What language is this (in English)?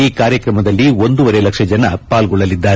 Kannada